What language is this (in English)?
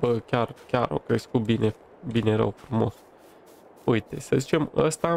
Romanian